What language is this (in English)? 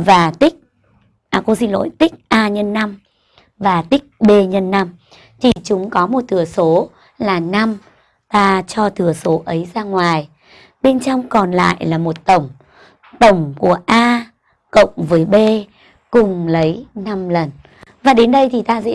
Vietnamese